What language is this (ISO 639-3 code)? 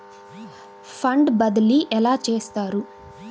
tel